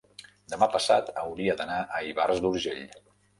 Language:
Catalan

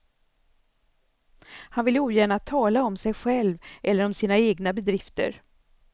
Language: Swedish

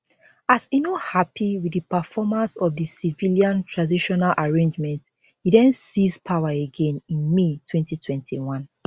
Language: Nigerian Pidgin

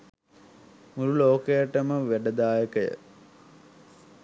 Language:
Sinhala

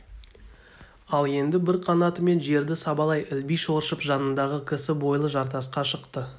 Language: Kazakh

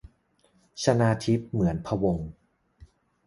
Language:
Thai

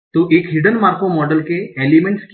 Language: Hindi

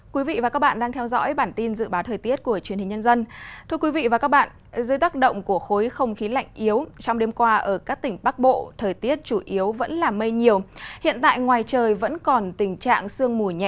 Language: Vietnamese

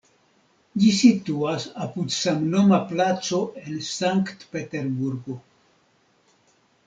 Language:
Esperanto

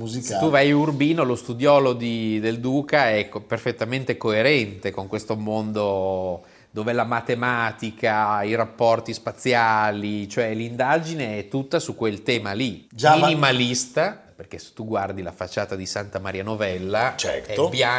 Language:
Italian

